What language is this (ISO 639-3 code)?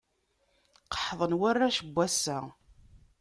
kab